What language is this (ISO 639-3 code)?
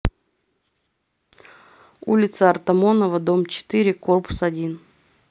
rus